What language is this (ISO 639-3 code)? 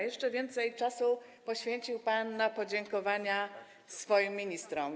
pol